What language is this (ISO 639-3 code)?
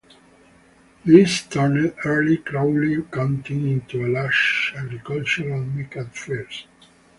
eng